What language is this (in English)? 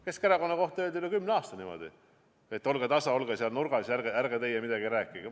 Estonian